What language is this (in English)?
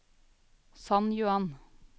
Norwegian